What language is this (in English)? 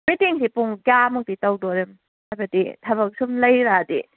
Manipuri